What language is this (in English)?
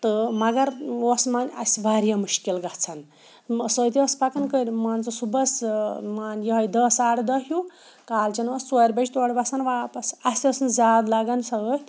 Kashmiri